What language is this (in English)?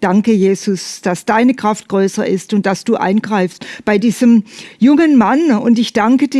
German